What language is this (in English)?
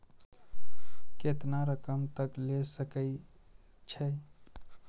Maithili